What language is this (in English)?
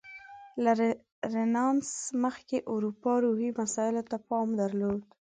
Pashto